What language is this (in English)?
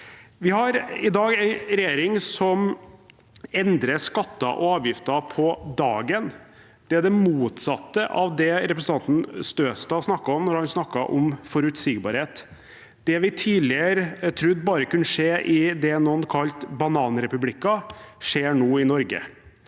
Norwegian